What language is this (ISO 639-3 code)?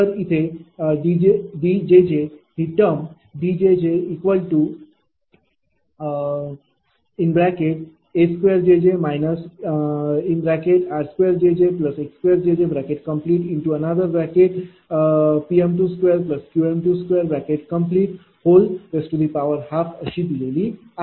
mar